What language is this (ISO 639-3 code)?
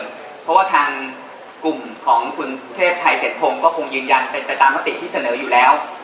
tha